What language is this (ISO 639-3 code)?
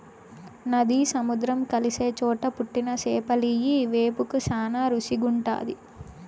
tel